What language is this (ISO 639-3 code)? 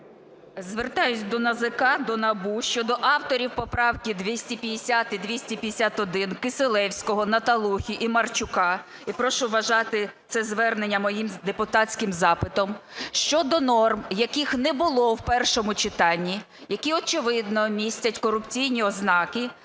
ukr